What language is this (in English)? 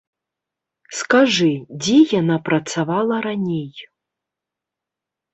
Belarusian